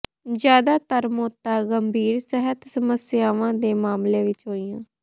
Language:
Punjabi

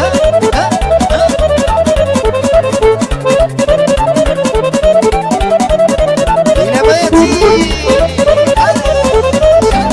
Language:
Romanian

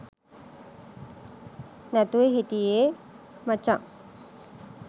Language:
Sinhala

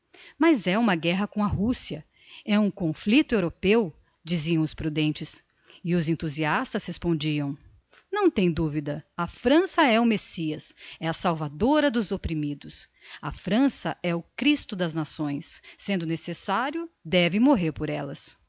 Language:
Portuguese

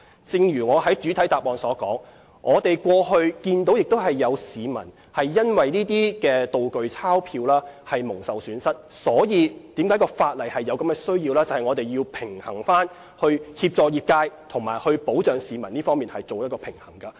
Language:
Cantonese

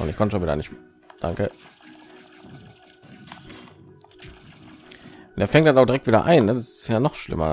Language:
German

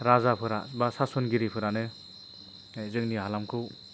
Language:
Bodo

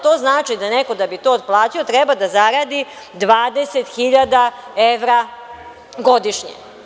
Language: Serbian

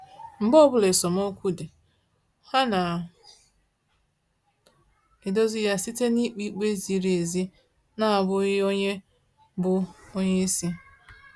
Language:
Igbo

